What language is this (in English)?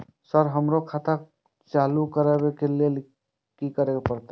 Maithili